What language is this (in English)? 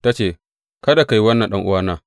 Hausa